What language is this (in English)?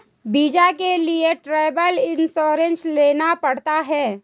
Hindi